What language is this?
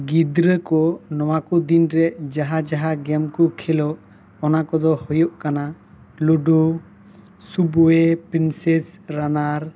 Santali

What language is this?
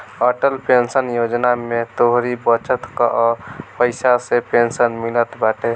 Bhojpuri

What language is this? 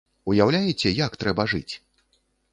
Belarusian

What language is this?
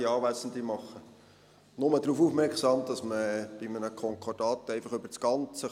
Swiss German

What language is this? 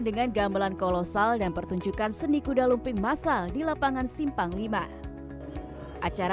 Indonesian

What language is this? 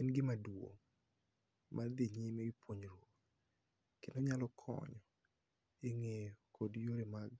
Luo (Kenya and Tanzania)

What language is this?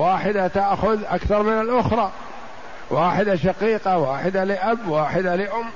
Arabic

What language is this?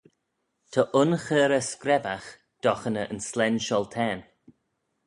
Manx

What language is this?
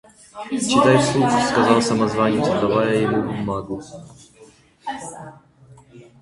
Russian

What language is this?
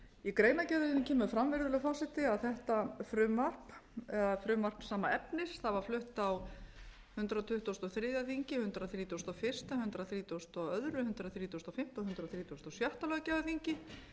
Icelandic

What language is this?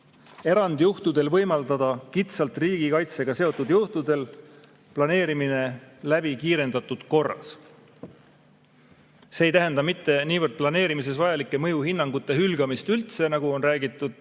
Estonian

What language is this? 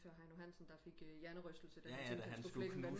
Danish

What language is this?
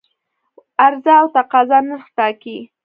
Pashto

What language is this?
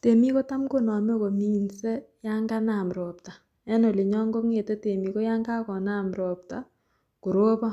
Kalenjin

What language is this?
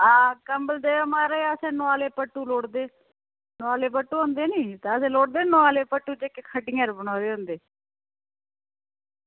Dogri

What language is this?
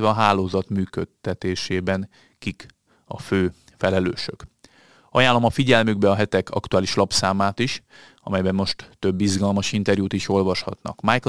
Hungarian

